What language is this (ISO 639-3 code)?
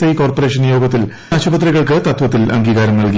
mal